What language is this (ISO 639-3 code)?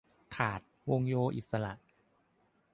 tha